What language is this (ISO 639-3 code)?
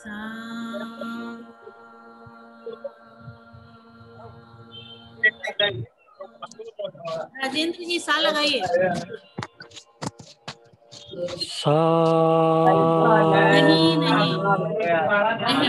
hin